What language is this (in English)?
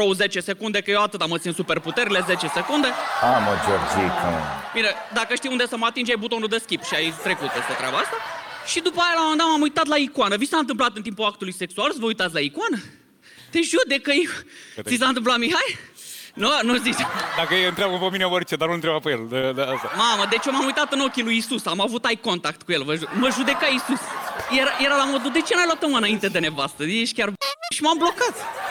Romanian